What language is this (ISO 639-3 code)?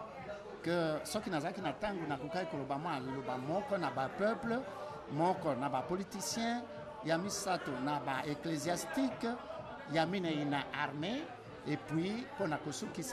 fra